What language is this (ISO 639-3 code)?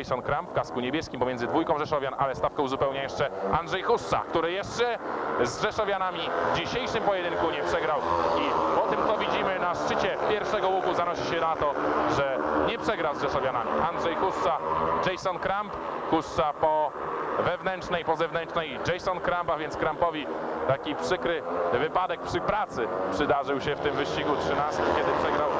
pol